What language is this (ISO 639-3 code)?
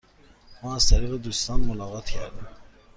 fas